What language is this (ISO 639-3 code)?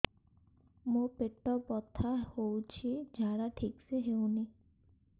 ori